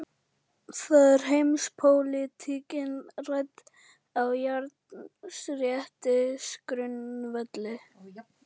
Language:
Icelandic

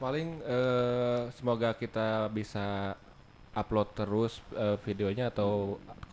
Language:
Indonesian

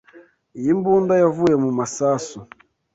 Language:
Kinyarwanda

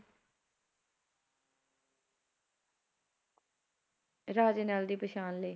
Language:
Punjabi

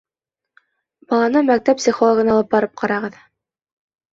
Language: Bashkir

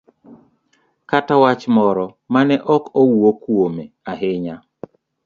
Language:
Luo (Kenya and Tanzania)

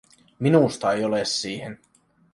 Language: Finnish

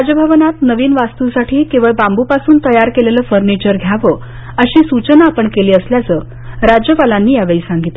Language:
Marathi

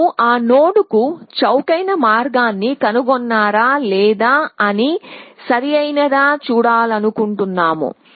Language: Telugu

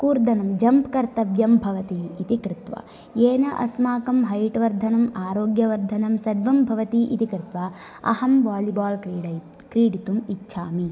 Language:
Sanskrit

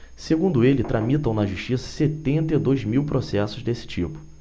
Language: Portuguese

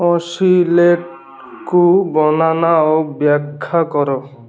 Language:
Odia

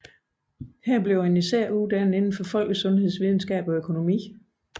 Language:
Danish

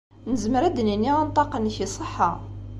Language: Kabyle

